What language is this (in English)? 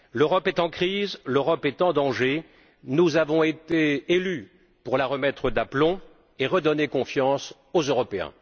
French